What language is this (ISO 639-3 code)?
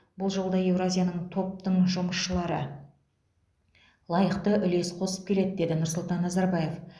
kaz